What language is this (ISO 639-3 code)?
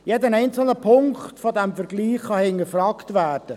gsw